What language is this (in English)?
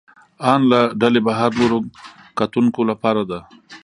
Pashto